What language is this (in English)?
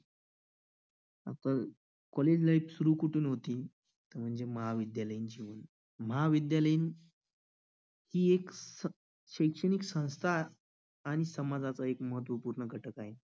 Marathi